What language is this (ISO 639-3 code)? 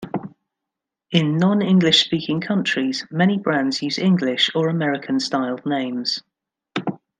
eng